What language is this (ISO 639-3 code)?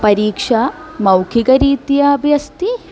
san